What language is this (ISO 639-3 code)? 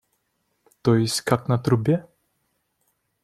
rus